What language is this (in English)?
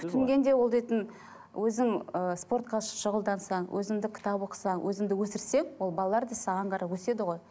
Kazakh